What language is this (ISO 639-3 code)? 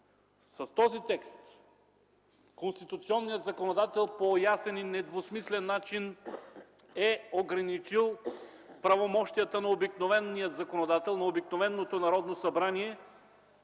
bul